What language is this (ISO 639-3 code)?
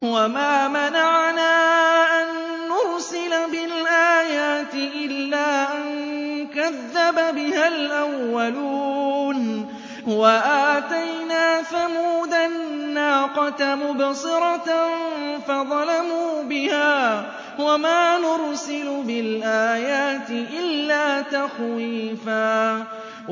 ara